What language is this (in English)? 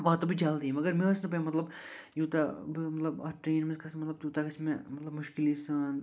Kashmiri